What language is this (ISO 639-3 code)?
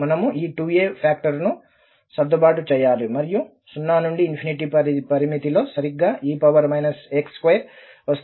tel